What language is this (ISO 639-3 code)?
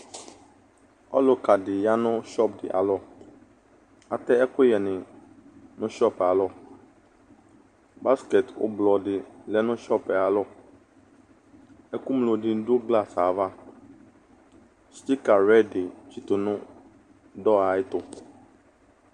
kpo